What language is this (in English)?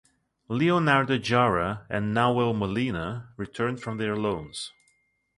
English